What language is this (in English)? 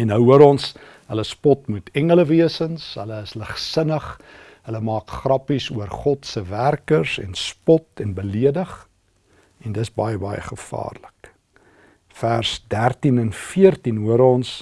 Dutch